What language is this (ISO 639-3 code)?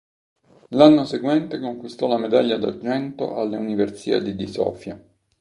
ita